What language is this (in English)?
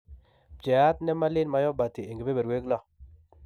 Kalenjin